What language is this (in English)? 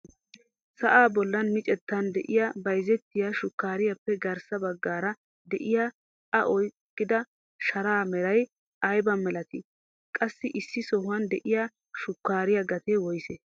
Wolaytta